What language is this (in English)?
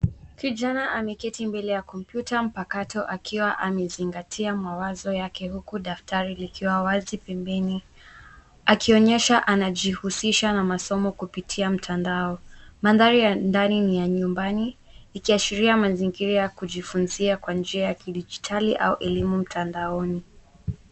Swahili